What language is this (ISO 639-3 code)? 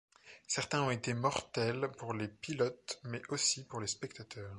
fra